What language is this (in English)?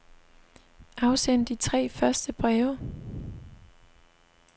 Danish